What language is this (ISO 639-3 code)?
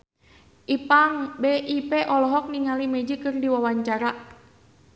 sun